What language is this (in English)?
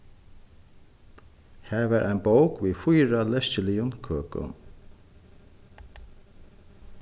Faroese